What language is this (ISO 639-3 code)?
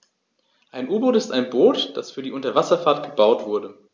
deu